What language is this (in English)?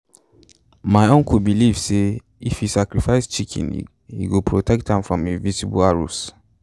Nigerian Pidgin